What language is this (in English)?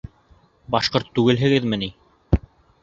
Bashkir